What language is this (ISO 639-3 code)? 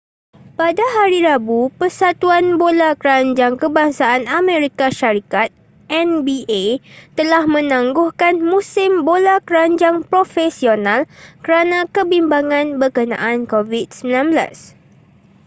msa